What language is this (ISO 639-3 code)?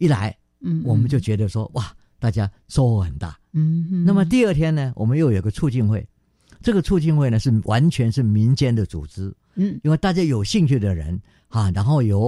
zho